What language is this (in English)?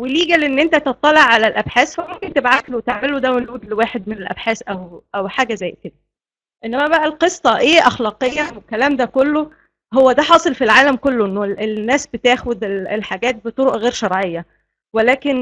Arabic